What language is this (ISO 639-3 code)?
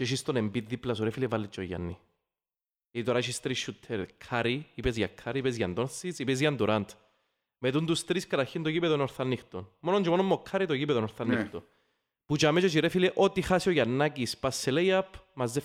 ell